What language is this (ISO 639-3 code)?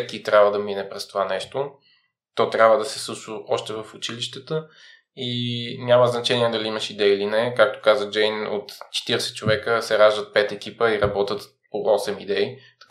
bul